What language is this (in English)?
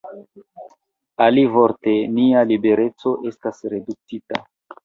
Esperanto